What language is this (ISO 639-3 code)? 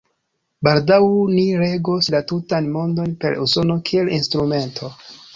epo